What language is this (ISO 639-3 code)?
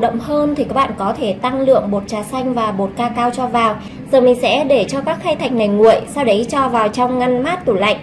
vie